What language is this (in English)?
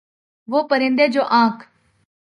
Urdu